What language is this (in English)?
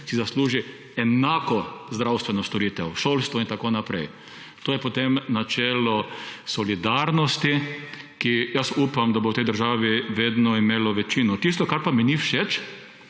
Slovenian